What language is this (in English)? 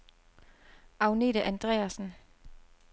Danish